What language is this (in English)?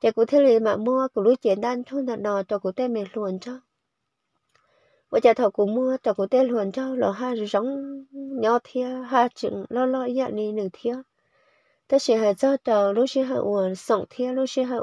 Vietnamese